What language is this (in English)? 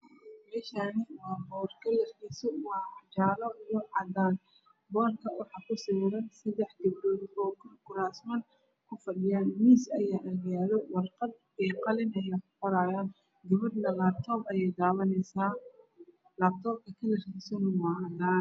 Somali